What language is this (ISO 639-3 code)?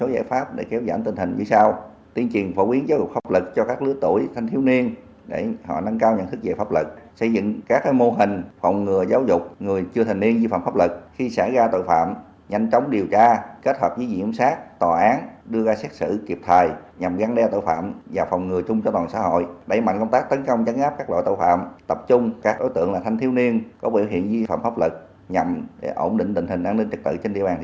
vie